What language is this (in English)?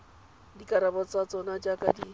Tswana